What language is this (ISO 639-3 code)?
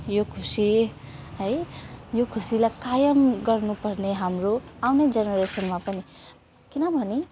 nep